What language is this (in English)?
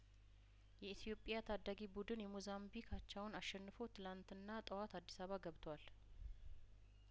Amharic